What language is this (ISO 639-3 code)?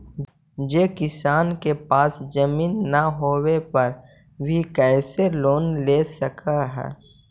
mag